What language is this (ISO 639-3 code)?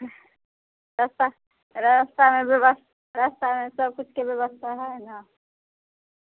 mai